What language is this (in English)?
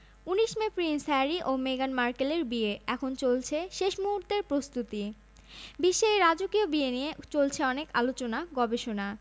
Bangla